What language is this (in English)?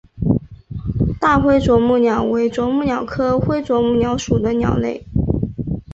Chinese